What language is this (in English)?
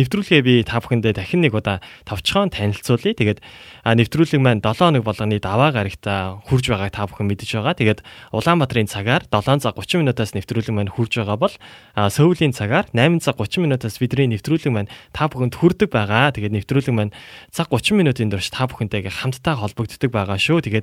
Korean